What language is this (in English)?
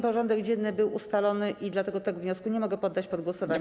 Polish